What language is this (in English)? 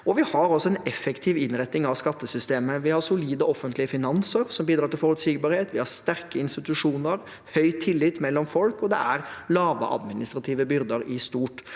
Norwegian